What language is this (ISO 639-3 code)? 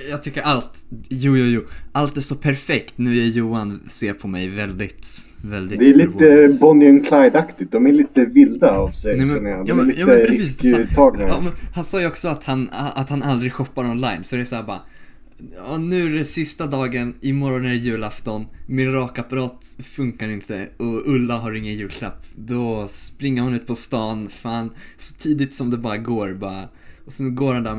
swe